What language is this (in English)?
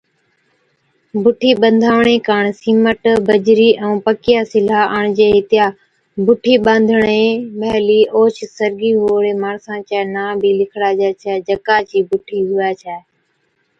Od